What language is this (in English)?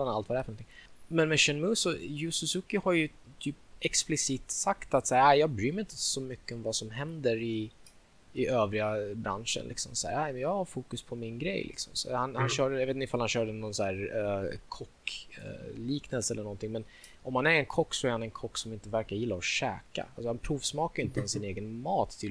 Swedish